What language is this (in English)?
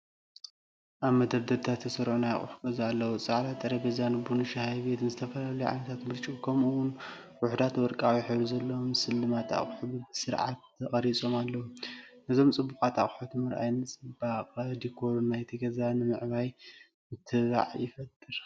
Tigrinya